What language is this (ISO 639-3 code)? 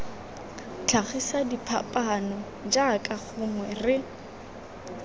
tsn